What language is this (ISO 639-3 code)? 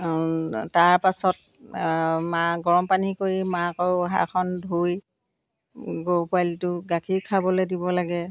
asm